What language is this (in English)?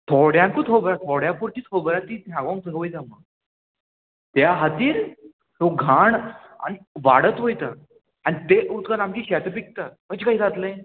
Konkani